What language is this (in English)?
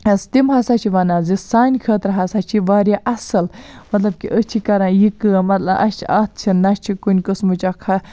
Kashmiri